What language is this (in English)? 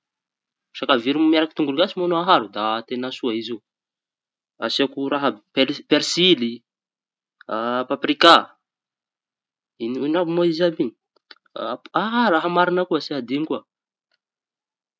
Tanosy Malagasy